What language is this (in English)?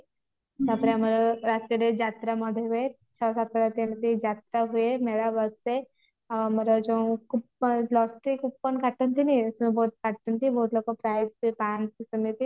Odia